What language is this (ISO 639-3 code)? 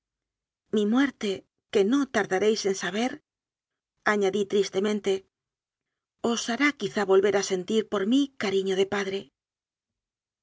spa